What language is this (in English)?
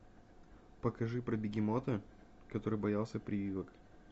Russian